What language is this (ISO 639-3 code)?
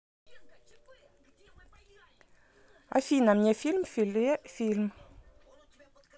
rus